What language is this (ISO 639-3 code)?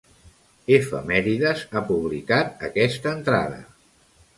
cat